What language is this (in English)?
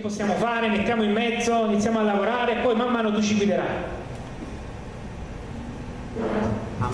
Italian